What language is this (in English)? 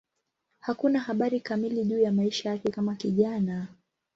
Swahili